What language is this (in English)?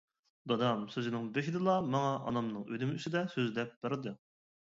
Uyghur